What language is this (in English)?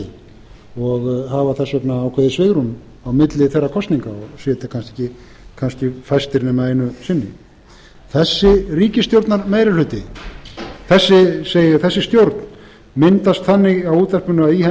Icelandic